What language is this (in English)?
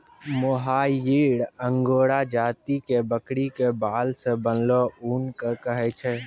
Maithili